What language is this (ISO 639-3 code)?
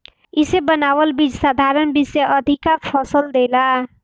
bho